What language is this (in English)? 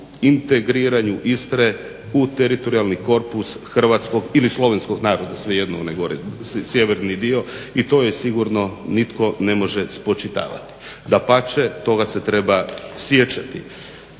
Croatian